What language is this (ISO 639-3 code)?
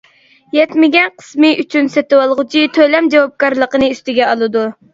uig